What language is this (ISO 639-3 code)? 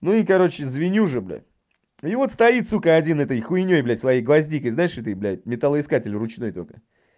rus